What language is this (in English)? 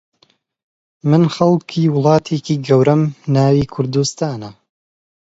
Central Kurdish